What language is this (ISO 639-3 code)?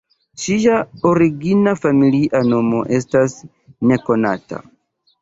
epo